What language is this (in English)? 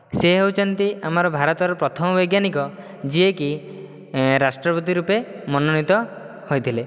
Odia